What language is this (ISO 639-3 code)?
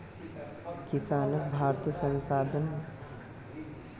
mag